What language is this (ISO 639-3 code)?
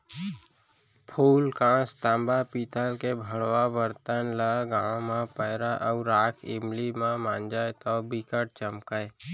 hne